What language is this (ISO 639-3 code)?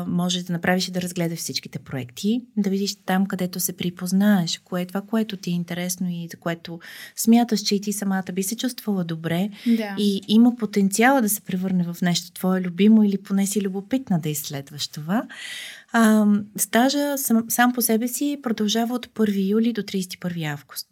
bul